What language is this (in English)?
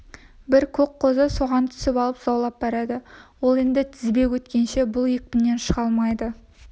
Kazakh